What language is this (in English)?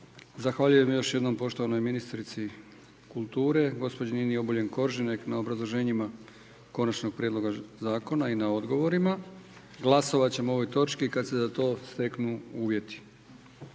Croatian